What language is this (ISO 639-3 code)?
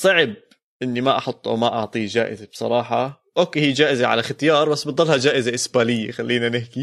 ara